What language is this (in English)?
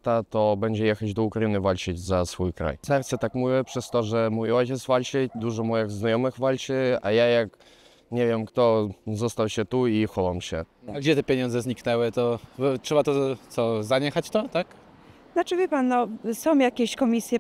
Polish